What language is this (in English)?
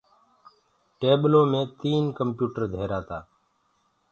Gurgula